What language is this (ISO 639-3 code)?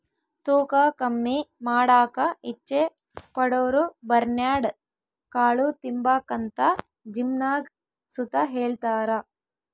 kan